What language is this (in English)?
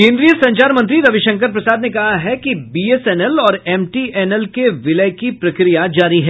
Hindi